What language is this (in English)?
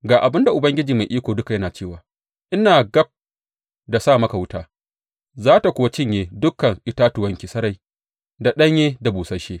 Hausa